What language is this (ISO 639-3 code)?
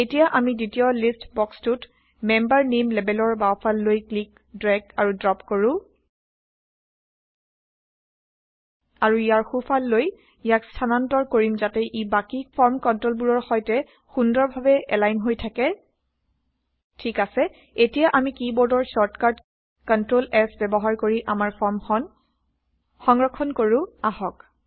asm